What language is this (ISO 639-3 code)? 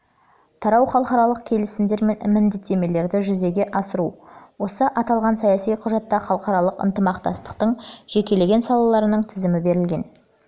kaz